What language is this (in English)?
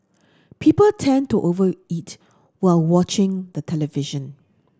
English